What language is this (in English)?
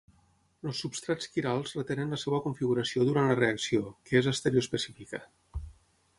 Catalan